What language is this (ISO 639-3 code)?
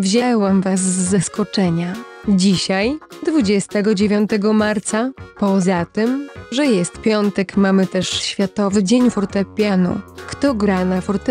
pol